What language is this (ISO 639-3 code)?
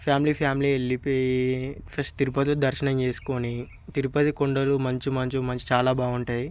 tel